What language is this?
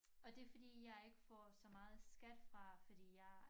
Danish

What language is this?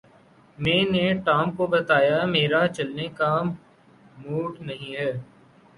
Urdu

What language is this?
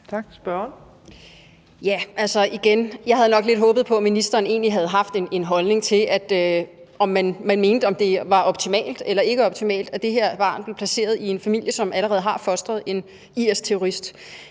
Danish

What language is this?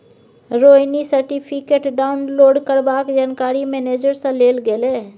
Maithili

